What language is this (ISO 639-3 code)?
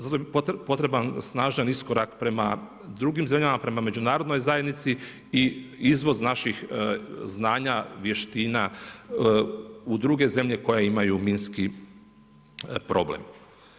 hrv